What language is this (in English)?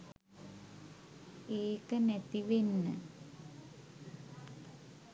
Sinhala